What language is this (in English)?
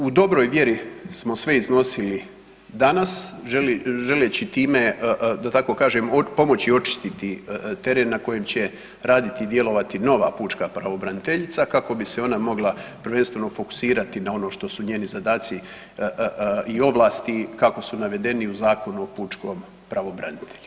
Croatian